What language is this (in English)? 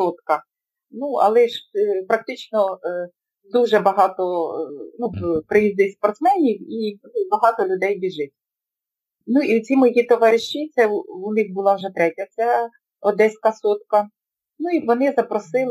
Ukrainian